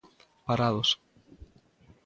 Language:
Galician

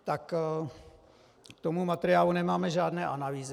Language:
Czech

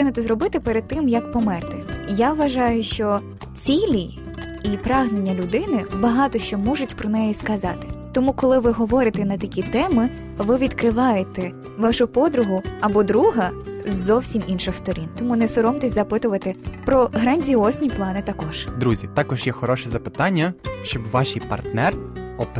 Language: Ukrainian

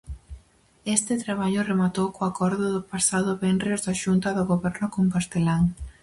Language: Galician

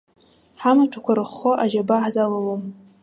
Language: Abkhazian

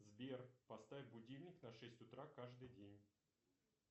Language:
Russian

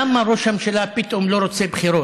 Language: Hebrew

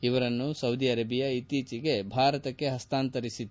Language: Kannada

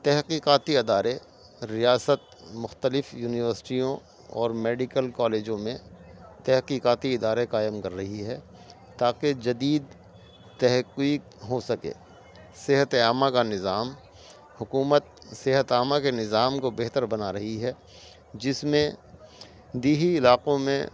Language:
Urdu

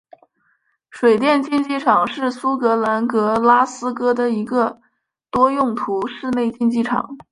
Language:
Chinese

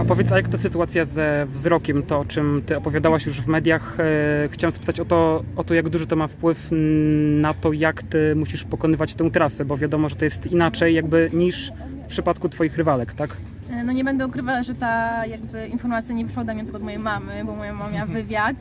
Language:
Polish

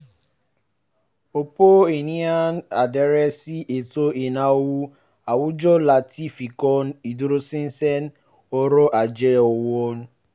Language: Yoruba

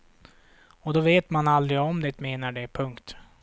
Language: Swedish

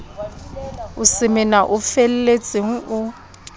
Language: Southern Sotho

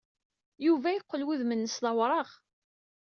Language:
Kabyle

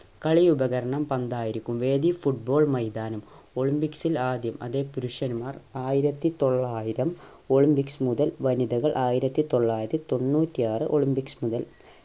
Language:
Malayalam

